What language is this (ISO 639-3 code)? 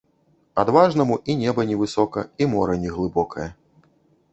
bel